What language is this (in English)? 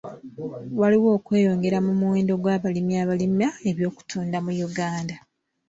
Ganda